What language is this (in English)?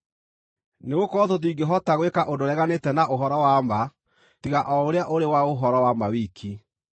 Kikuyu